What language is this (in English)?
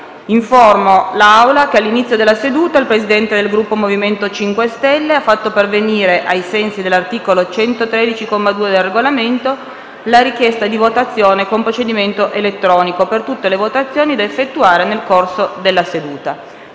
Italian